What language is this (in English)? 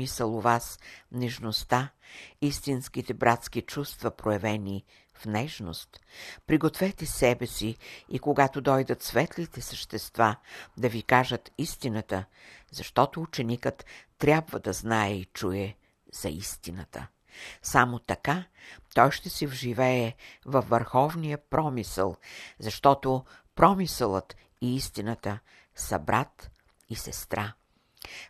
Bulgarian